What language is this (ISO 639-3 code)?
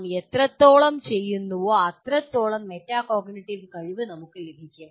mal